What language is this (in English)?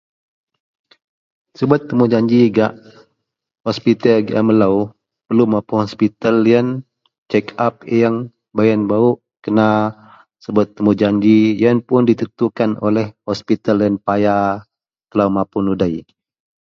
Central Melanau